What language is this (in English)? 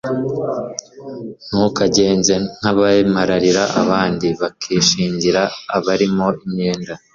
Kinyarwanda